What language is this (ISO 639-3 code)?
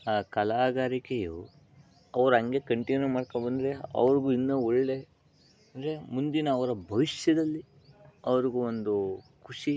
kan